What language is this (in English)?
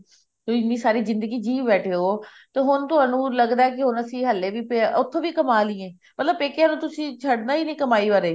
Punjabi